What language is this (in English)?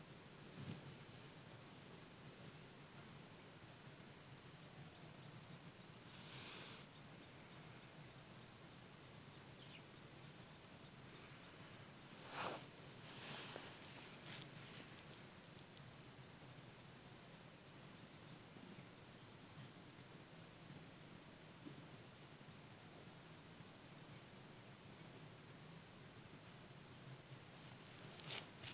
Assamese